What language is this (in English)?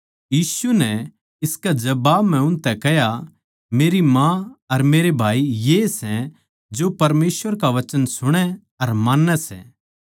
Haryanvi